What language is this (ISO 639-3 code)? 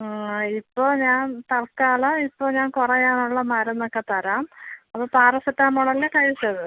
mal